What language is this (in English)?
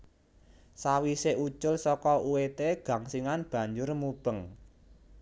Javanese